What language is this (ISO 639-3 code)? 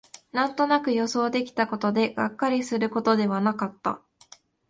jpn